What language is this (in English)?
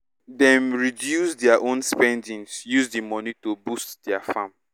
Nigerian Pidgin